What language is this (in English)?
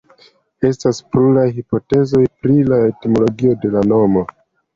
Esperanto